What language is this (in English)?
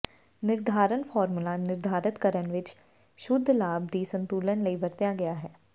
Punjabi